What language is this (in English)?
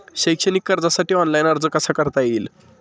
Marathi